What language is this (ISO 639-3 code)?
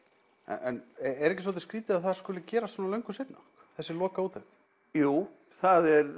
isl